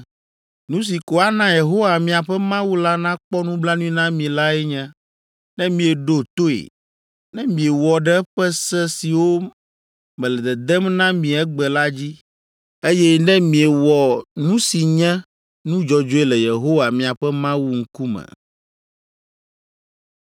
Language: Ewe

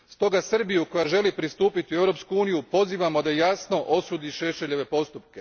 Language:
Croatian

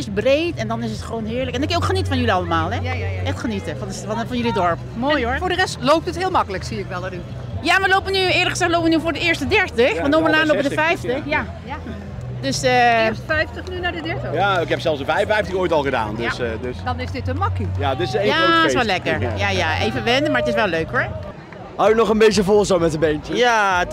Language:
Dutch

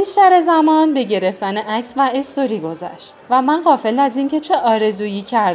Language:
Persian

